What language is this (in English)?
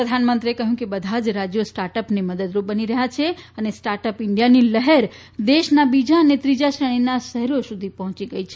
Gujarati